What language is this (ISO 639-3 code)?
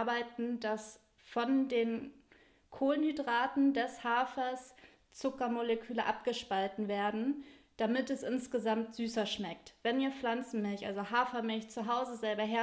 deu